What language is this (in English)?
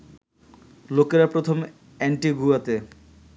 Bangla